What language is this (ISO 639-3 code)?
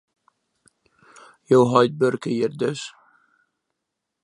fry